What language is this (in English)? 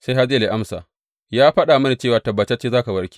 Hausa